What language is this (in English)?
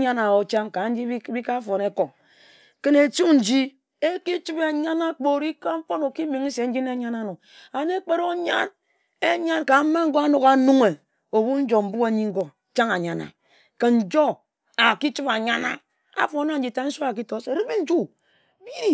Ejagham